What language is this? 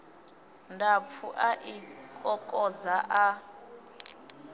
Venda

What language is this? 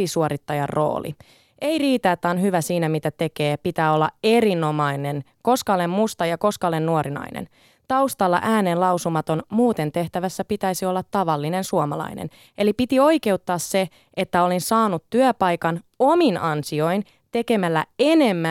Finnish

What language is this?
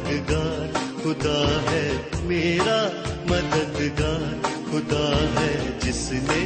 Urdu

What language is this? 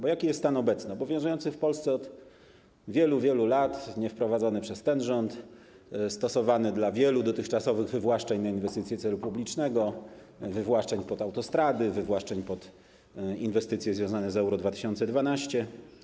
Polish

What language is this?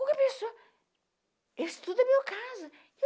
Portuguese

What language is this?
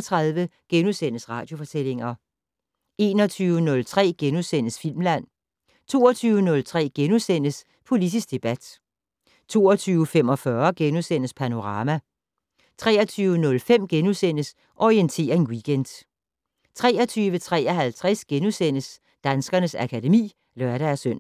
Danish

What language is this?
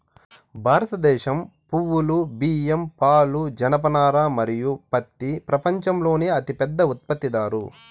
Telugu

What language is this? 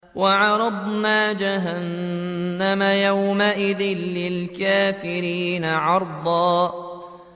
Arabic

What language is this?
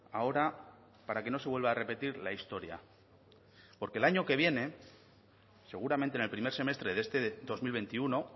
Spanish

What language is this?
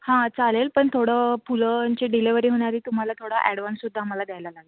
Marathi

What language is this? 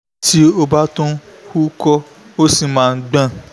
Yoruba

